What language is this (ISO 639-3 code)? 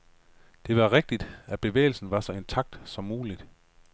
dan